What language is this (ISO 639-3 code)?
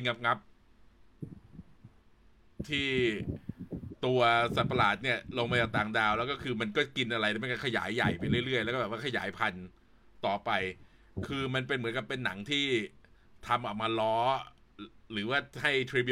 tha